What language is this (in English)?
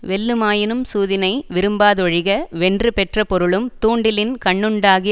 Tamil